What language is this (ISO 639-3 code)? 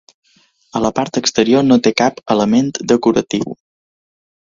cat